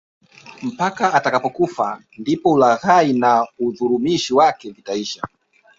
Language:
Swahili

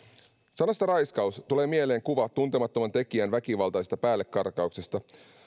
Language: Finnish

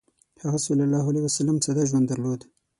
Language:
Pashto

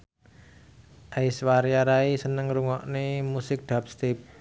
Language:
Javanese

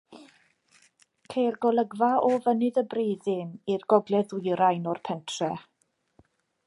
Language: Welsh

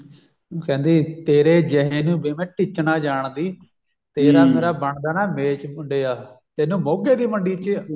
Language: Punjabi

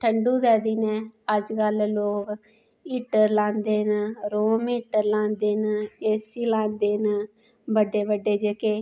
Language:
Dogri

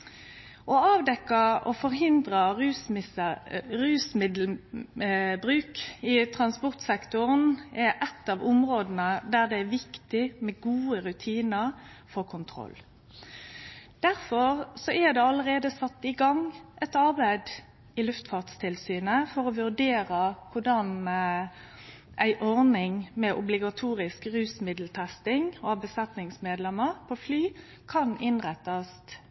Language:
Norwegian Nynorsk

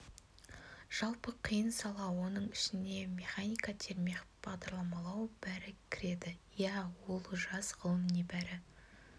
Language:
Kazakh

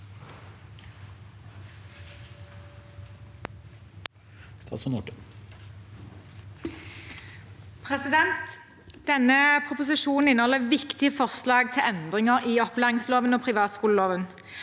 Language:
Norwegian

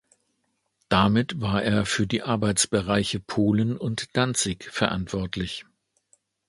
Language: German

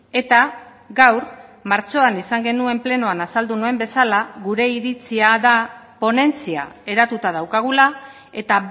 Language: Basque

